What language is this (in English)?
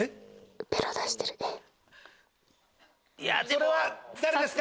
Japanese